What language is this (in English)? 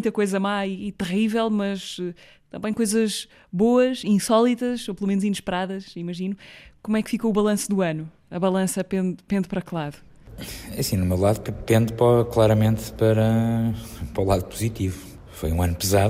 Portuguese